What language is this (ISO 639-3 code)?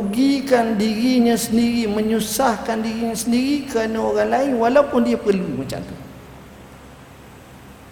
msa